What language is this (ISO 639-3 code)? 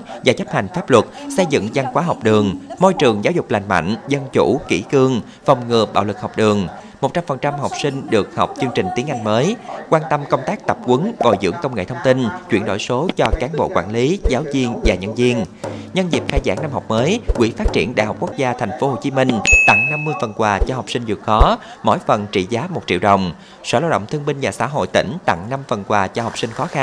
vie